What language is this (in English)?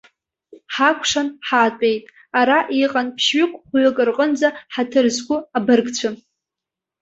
Abkhazian